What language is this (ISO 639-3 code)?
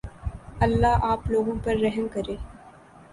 urd